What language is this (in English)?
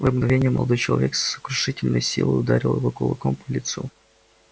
Russian